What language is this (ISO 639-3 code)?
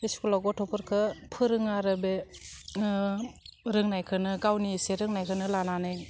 brx